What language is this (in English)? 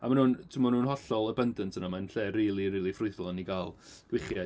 Welsh